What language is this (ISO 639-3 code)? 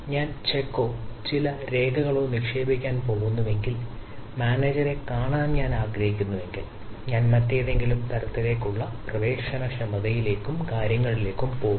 mal